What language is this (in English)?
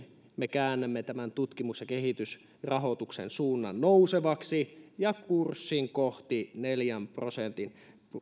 Finnish